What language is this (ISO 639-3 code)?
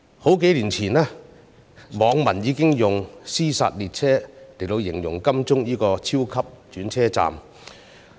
yue